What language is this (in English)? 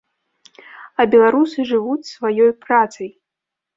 Belarusian